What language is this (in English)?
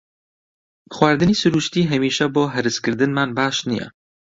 Central Kurdish